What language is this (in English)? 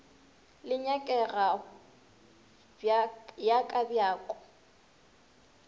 Northern Sotho